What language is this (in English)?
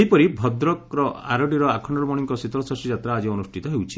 Odia